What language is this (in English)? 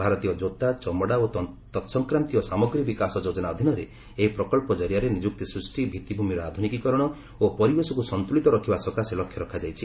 Odia